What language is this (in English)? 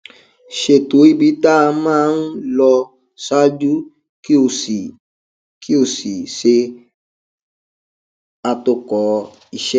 Yoruba